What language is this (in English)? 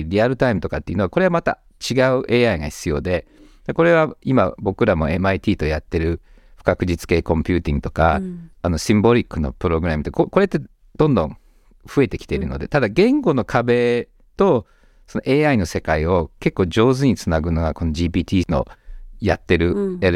Japanese